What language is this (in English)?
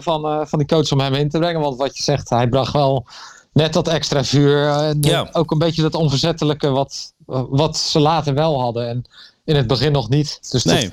Dutch